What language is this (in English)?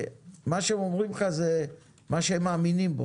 Hebrew